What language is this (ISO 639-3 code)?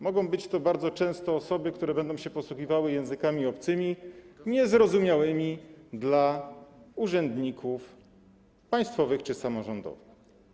pol